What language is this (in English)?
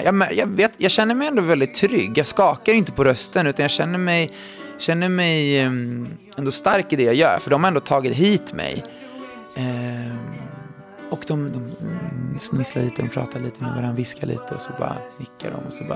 Swedish